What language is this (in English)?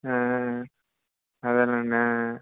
Telugu